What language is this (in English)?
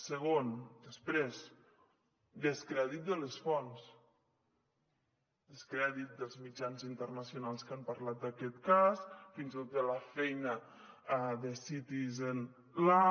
Catalan